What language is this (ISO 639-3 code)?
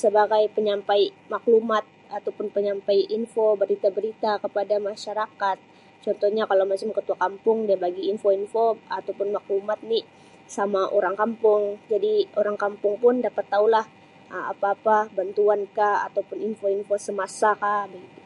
msi